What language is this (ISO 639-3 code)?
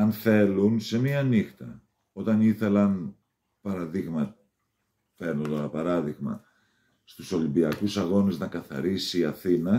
ell